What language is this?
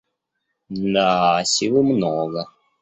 Russian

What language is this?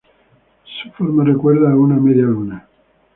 Spanish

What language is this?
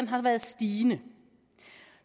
Danish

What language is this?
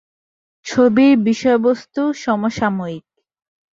Bangla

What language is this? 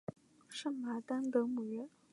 Chinese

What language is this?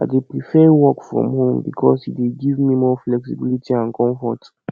Nigerian Pidgin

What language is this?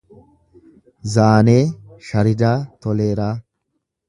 Oromo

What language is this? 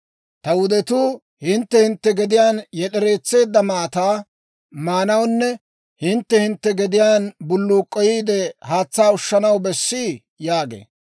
Dawro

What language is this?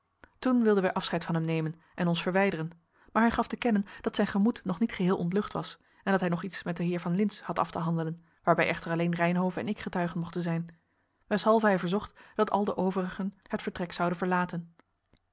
Dutch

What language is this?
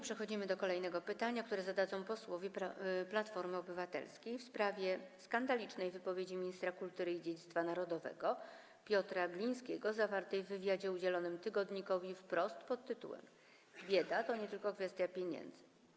Polish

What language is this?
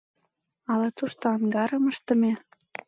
Mari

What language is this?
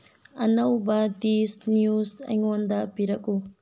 Manipuri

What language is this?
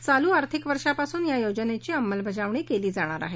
Marathi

